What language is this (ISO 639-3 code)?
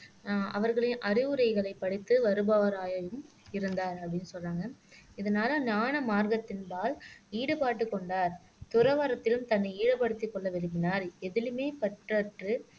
tam